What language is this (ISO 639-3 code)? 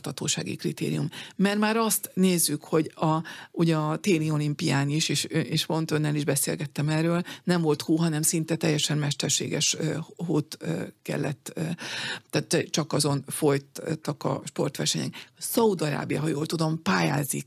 hun